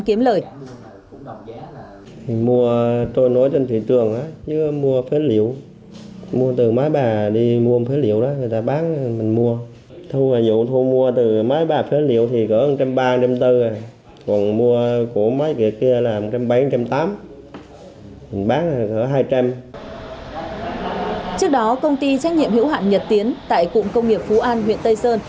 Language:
Vietnamese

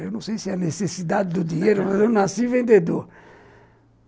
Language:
Portuguese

